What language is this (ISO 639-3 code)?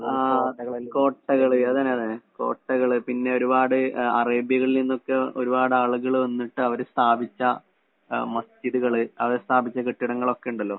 mal